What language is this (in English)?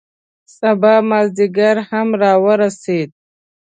Pashto